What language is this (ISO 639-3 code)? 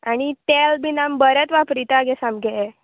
kok